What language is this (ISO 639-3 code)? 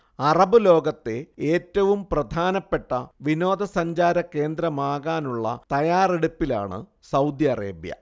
mal